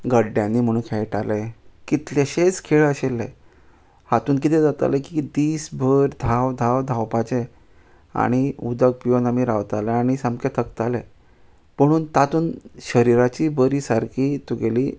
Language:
Konkani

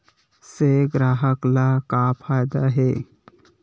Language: Chhattisgarhi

